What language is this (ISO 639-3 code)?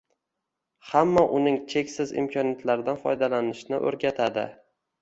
uzb